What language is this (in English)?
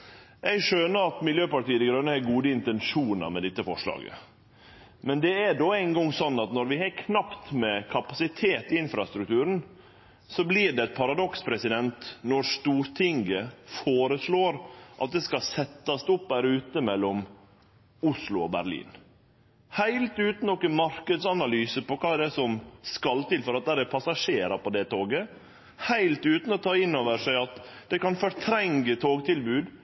Norwegian Nynorsk